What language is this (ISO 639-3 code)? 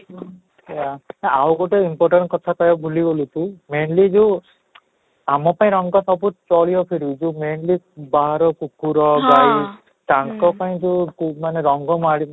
ori